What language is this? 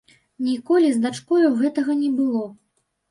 Belarusian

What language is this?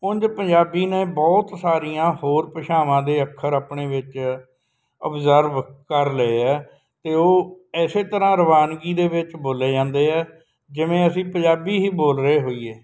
Punjabi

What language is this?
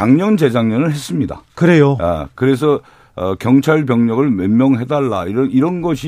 Korean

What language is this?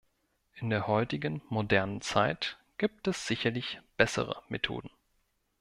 German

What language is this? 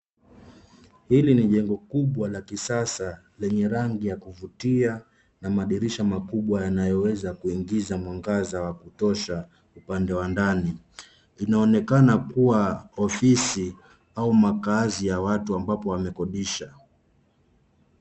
Swahili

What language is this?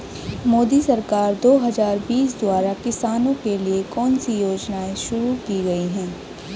Hindi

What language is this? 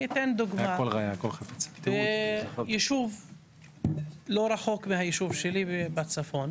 Hebrew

